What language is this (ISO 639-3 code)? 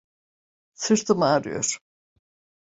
tur